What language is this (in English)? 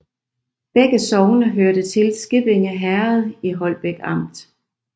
Danish